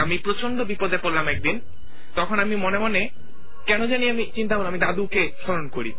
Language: Bangla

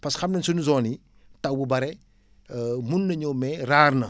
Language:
Wolof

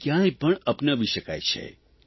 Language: Gujarati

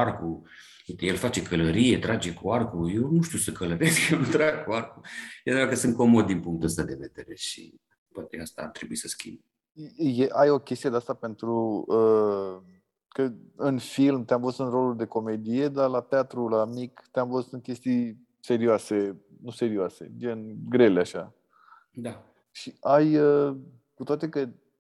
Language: Romanian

